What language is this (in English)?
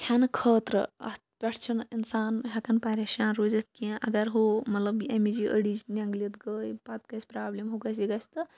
Kashmiri